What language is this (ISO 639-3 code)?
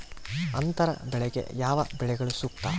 kan